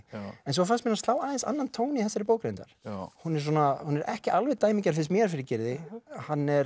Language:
Icelandic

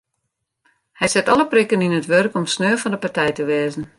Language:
Western Frisian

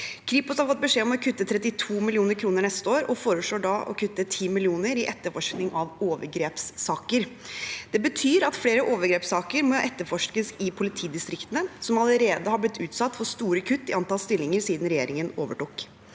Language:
Norwegian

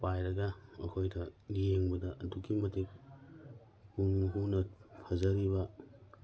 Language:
Manipuri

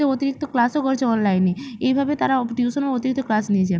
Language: Bangla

